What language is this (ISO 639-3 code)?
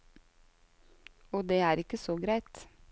nor